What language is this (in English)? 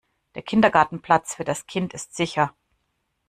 German